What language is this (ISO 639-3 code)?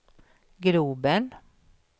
swe